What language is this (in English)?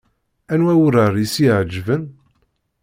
Kabyle